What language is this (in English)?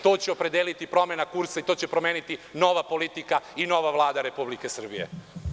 Serbian